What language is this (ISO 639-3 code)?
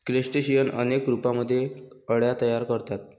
mar